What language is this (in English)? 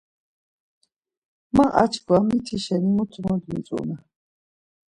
Laz